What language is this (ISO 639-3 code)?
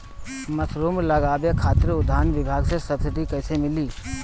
bho